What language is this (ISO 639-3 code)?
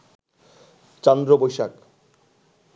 ben